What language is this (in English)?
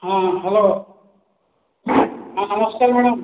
Odia